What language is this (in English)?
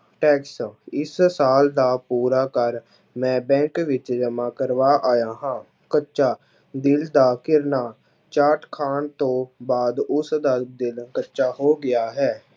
Punjabi